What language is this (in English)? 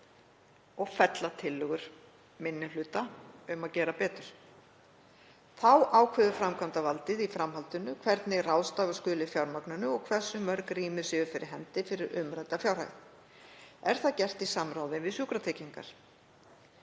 Icelandic